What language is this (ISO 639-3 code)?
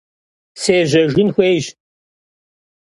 kbd